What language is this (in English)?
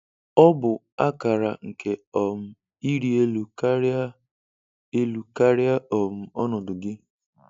Igbo